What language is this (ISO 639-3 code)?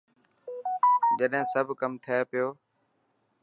mki